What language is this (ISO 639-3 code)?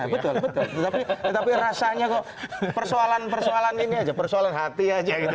ind